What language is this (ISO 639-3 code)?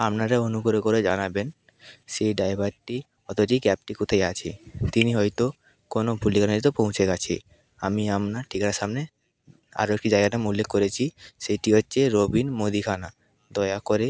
ben